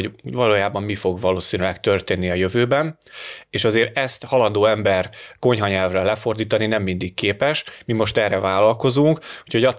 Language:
Hungarian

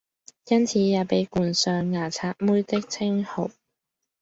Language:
Cantonese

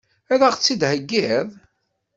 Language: Kabyle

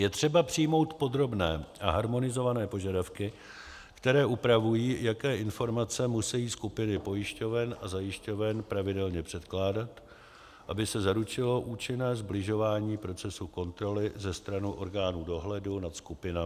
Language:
Czech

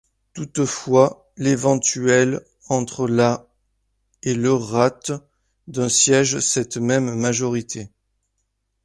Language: French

